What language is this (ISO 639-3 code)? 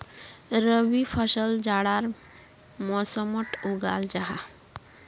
mag